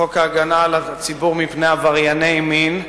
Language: Hebrew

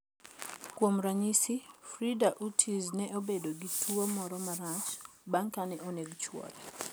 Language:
Luo (Kenya and Tanzania)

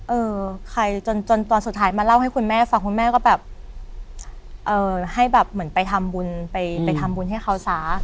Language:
Thai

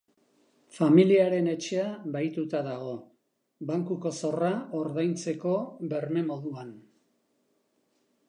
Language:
Basque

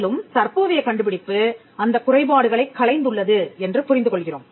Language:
Tamil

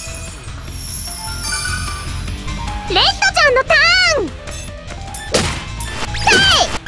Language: Japanese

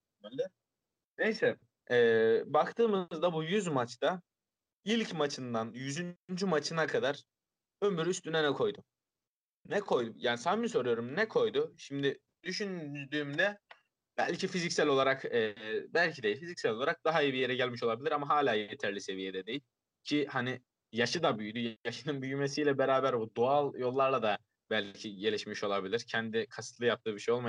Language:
Turkish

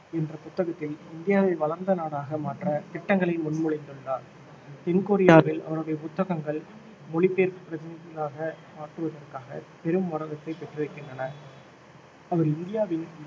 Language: Tamil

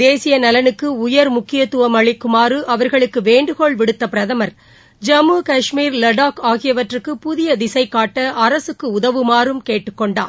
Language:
Tamil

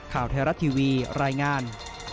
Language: Thai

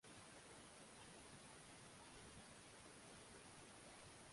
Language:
Swahili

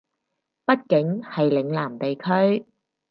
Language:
Cantonese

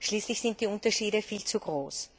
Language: German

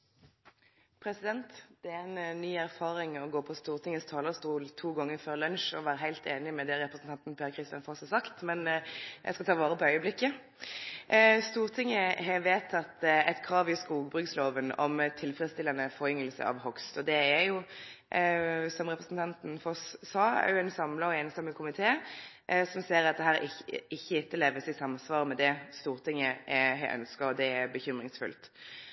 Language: Norwegian Nynorsk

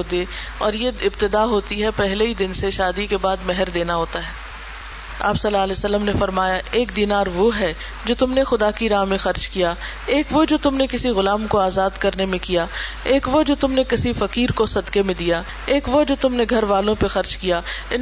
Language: Urdu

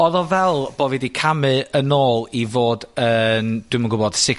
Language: Welsh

